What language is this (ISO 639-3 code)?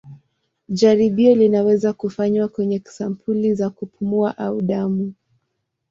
swa